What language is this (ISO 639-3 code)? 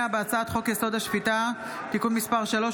heb